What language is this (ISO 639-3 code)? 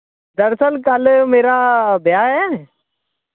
doi